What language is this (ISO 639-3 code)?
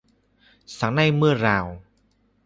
vie